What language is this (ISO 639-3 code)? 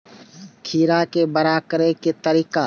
mai